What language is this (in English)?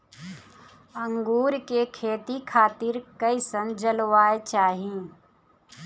Bhojpuri